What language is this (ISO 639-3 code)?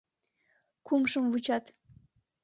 chm